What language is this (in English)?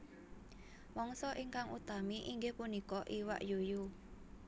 Javanese